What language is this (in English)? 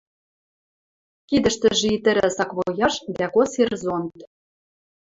Western Mari